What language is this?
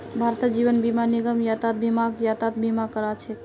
Magahi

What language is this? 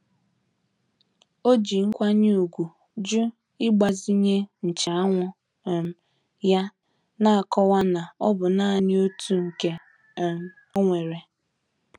Igbo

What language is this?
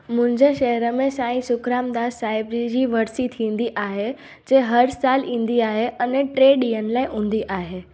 Sindhi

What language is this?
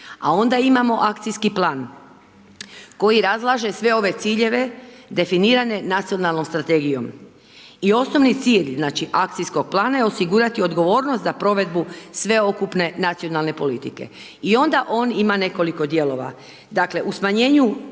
Croatian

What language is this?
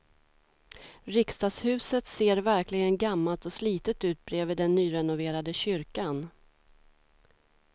Swedish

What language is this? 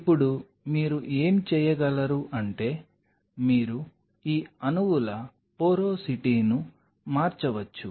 Telugu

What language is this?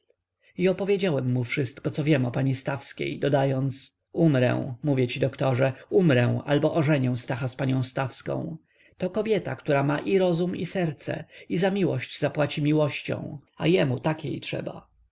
Polish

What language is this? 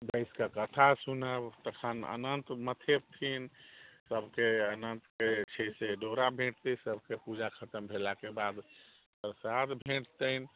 Maithili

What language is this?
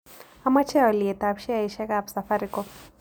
Kalenjin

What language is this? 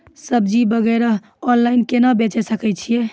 Maithili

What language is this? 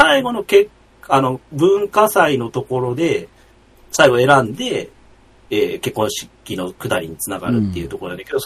Japanese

